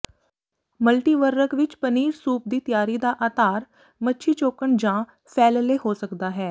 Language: Punjabi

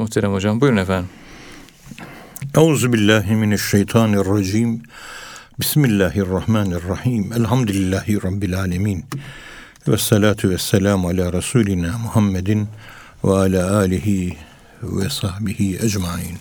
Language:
Turkish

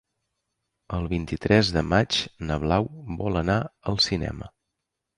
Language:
Catalan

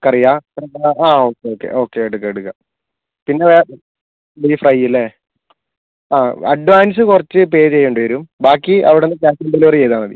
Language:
Malayalam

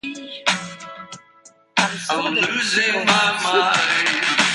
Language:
English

